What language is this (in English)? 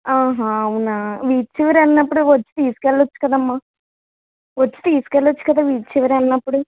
Telugu